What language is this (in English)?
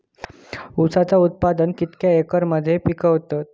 Marathi